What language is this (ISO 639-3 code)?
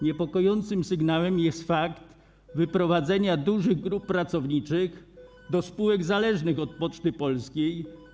pol